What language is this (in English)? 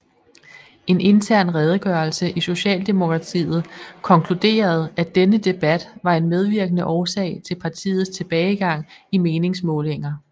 Danish